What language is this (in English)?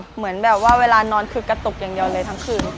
Thai